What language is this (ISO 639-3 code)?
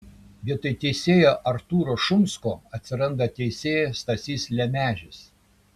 lit